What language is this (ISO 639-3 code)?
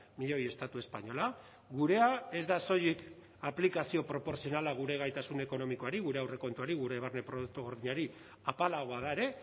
eus